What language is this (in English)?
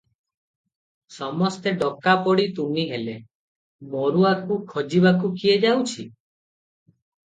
Odia